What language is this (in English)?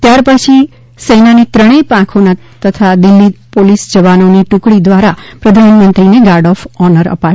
Gujarati